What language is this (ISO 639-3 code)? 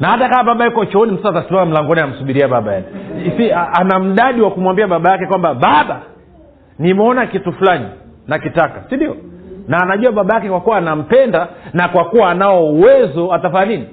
swa